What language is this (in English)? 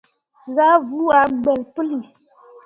Mundang